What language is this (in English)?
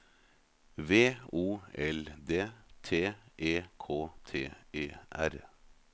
Norwegian